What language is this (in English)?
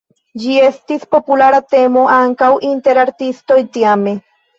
Esperanto